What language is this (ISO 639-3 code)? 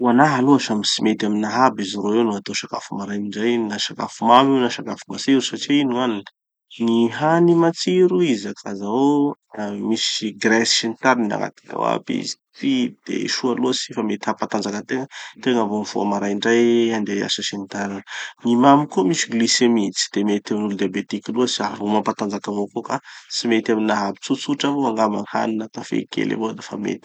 txy